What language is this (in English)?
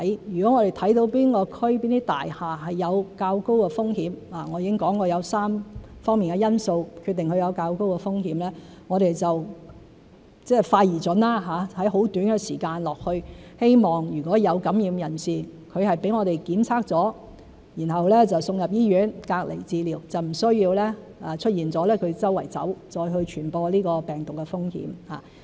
Cantonese